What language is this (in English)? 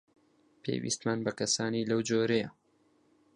Central Kurdish